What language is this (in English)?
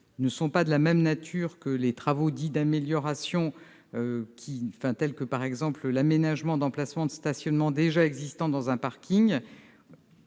French